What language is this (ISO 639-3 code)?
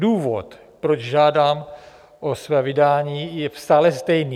ces